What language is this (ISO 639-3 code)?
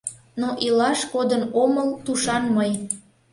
chm